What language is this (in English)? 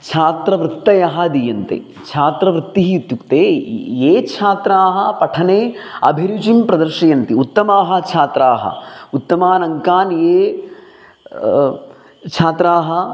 Sanskrit